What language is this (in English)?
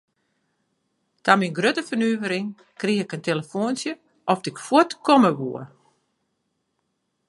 Western Frisian